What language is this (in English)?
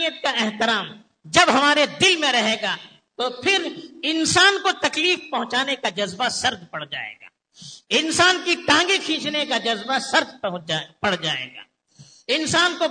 Urdu